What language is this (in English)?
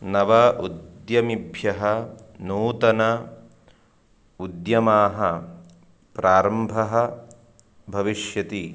Sanskrit